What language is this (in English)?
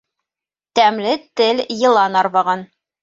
Bashkir